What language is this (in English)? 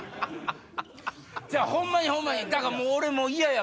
Japanese